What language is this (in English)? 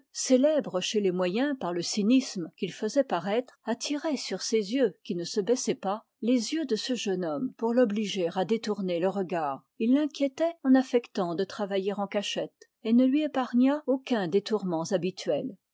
French